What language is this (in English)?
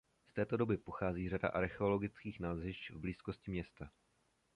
Czech